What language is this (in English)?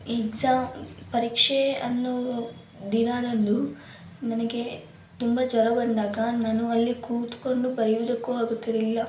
Kannada